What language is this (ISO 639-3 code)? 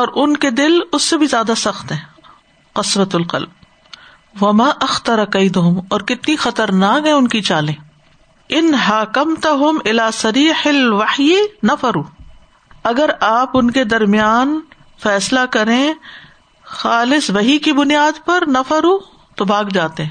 urd